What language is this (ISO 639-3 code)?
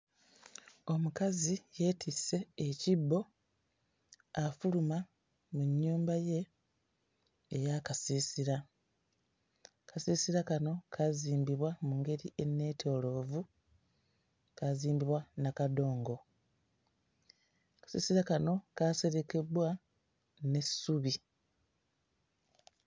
lug